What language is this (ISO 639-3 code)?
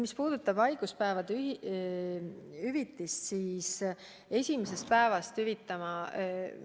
est